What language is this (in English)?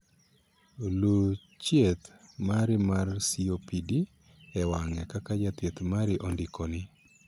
Luo (Kenya and Tanzania)